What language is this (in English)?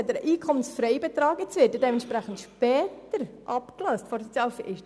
Swiss German